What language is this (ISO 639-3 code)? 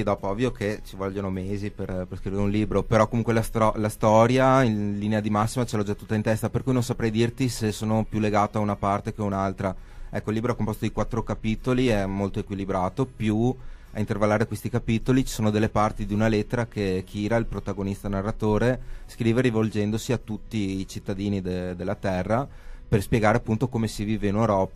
ita